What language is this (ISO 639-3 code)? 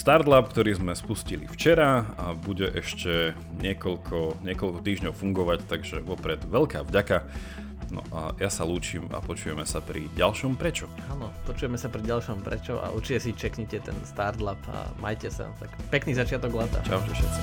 slk